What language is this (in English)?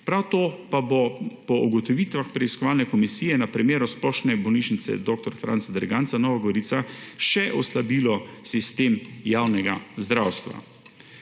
Slovenian